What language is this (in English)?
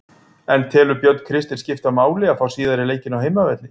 Icelandic